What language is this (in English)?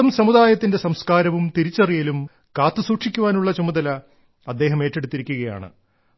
Malayalam